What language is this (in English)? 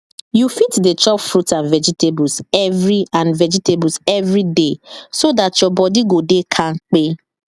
Nigerian Pidgin